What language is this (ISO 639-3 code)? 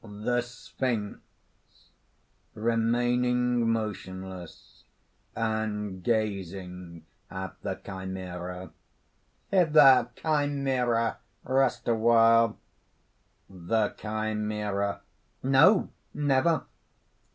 eng